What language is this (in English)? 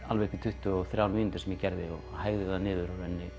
Icelandic